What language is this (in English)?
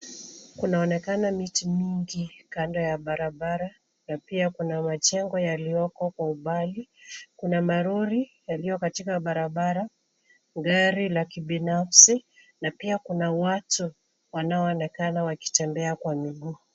Swahili